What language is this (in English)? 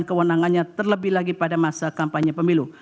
Indonesian